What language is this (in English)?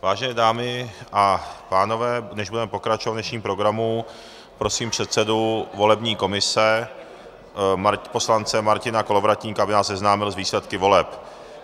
Czech